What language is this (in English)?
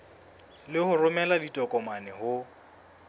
Southern Sotho